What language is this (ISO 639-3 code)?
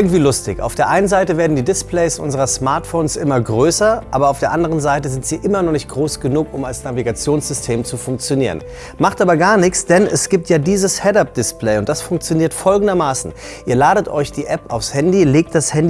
deu